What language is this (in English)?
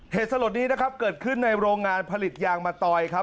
Thai